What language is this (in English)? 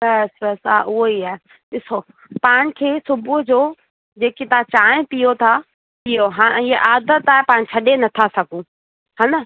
Sindhi